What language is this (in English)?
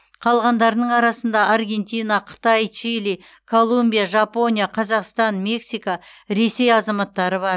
Kazakh